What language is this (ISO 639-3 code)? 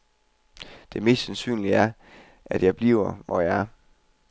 dan